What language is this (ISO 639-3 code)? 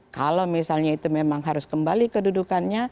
ind